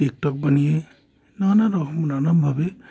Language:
Bangla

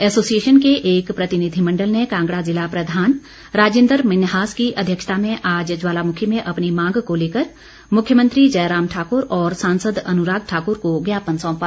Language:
Hindi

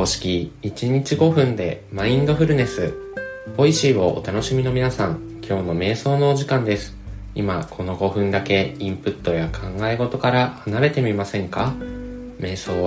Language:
Japanese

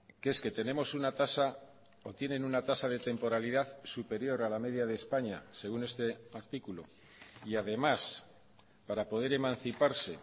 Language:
Spanish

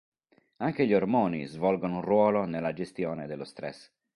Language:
Italian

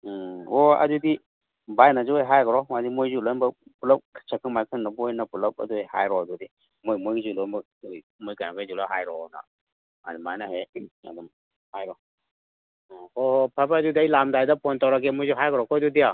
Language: Manipuri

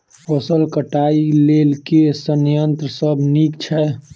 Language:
Maithili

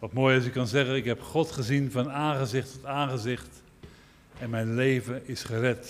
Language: Dutch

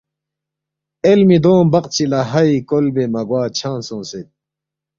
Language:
Balti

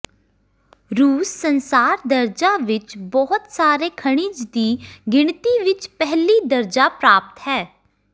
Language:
Punjabi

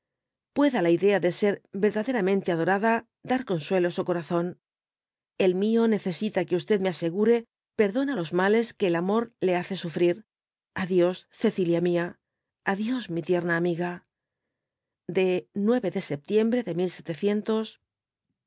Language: Spanish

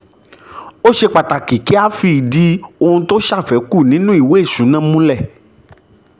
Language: Yoruba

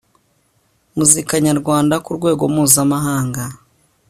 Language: Kinyarwanda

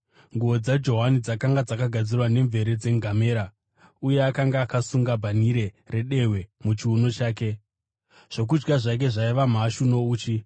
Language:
Shona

